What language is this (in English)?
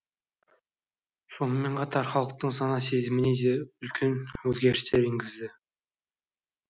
Kazakh